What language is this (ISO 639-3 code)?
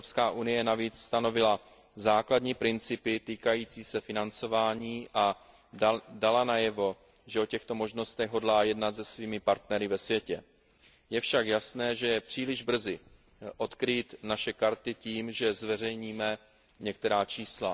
ces